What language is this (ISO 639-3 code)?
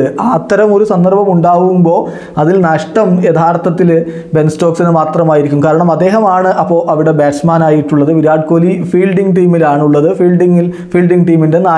tur